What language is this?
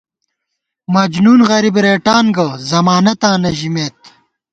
Gawar-Bati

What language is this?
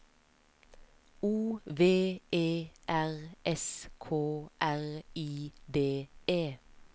Norwegian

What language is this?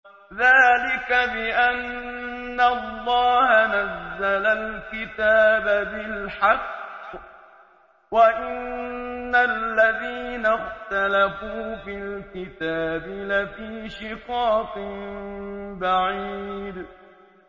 Arabic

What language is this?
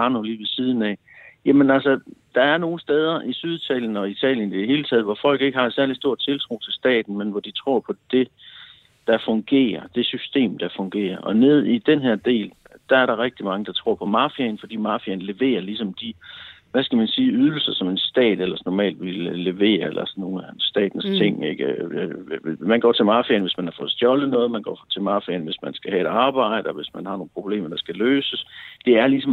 Danish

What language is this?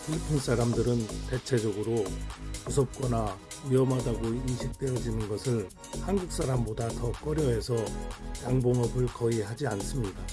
Korean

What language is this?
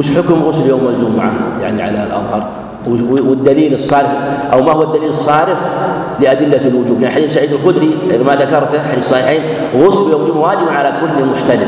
Arabic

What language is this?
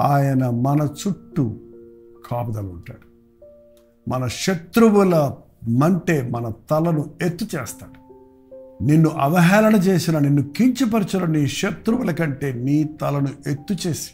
Telugu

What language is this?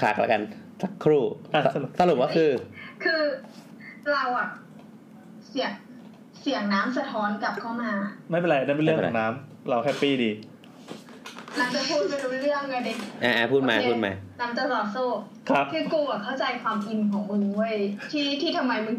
Thai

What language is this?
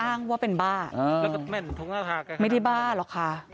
Thai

